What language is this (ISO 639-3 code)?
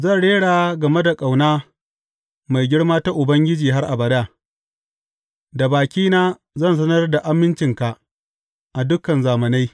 hau